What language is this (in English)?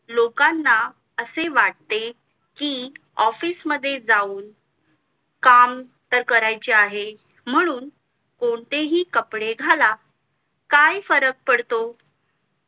Marathi